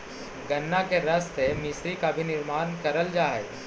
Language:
Magahi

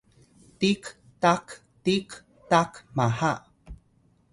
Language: Atayal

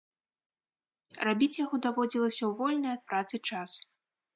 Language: Belarusian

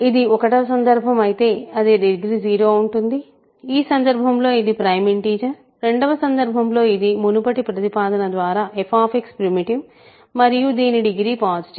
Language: Telugu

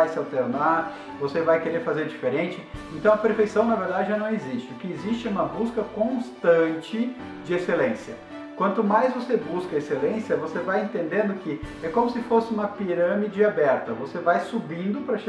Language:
Portuguese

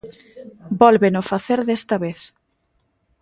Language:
Galician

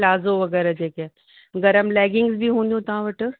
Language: Sindhi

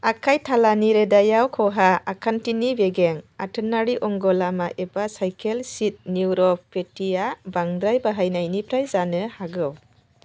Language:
Bodo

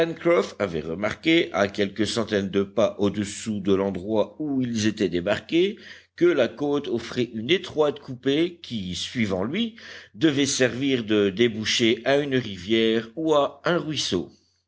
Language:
French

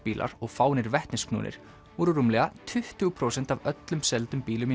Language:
Icelandic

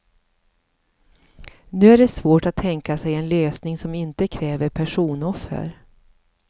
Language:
Swedish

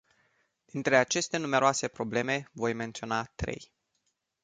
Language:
Romanian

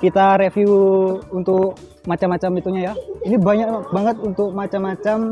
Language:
Indonesian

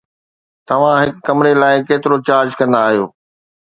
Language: Sindhi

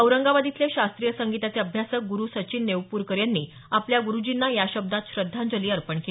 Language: Marathi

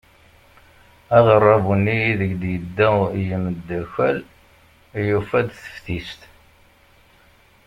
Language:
Kabyle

